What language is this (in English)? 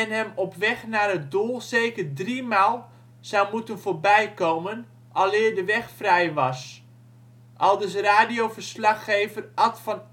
Dutch